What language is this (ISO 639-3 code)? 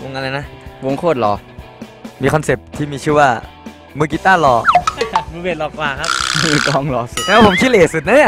tha